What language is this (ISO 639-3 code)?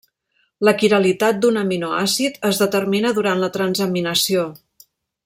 cat